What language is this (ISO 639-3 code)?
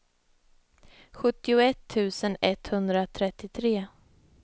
swe